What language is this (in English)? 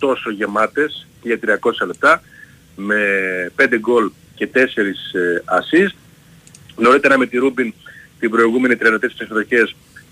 Greek